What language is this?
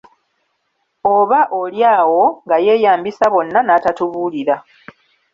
Ganda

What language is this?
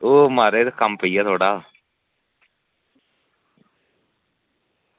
Dogri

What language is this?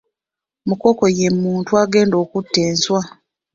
Ganda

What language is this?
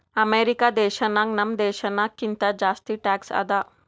Kannada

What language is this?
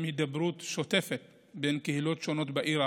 Hebrew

